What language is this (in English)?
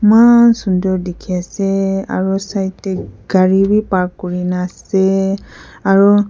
Naga Pidgin